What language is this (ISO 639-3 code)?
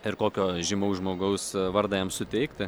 lit